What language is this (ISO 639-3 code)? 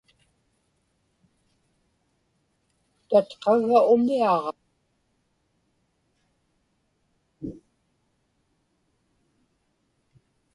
ipk